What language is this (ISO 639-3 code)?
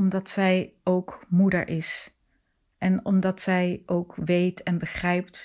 nld